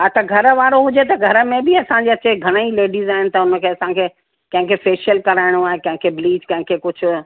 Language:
Sindhi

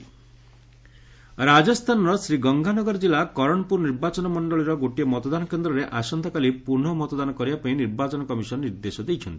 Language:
Odia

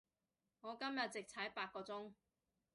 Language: Cantonese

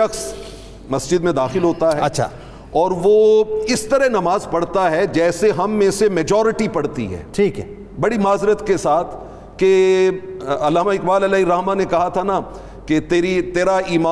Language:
Urdu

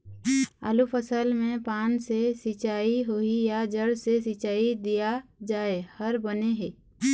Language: Chhattisgarhi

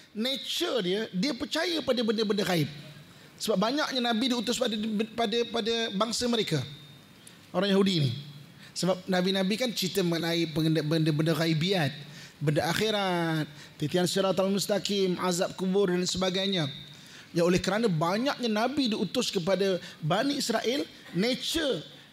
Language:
Malay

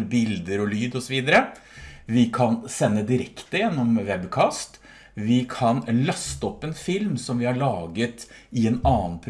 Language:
Norwegian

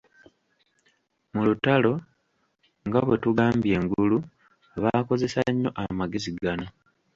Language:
Ganda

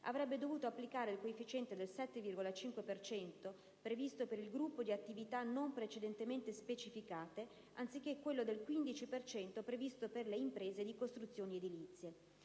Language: Italian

